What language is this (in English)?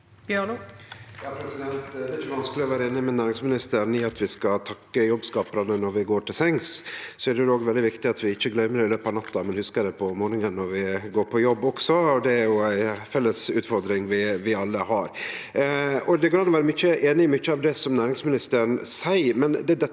Norwegian